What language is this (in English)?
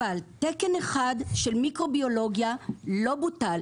Hebrew